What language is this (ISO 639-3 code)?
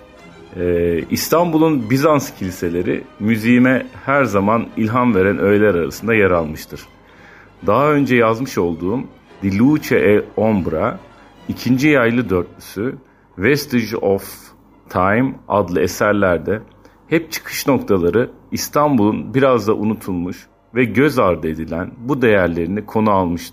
tur